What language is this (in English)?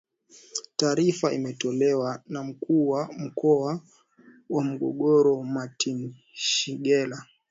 Swahili